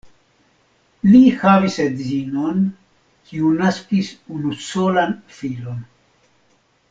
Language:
Esperanto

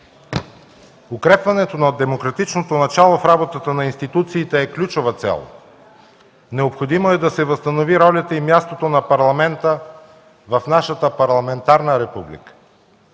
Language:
Bulgarian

